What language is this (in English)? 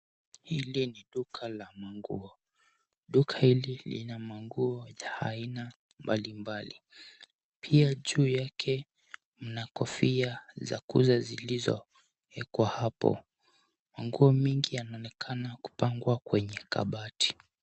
Swahili